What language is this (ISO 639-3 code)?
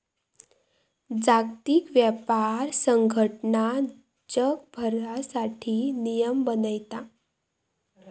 mar